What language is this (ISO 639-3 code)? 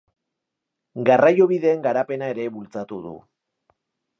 eus